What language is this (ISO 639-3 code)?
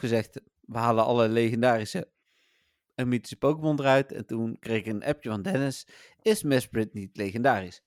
nld